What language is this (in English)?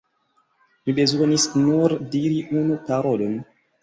Esperanto